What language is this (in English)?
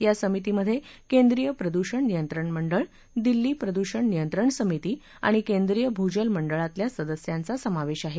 Marathi